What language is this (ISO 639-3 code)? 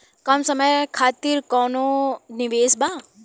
bho